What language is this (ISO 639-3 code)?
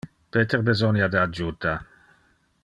ina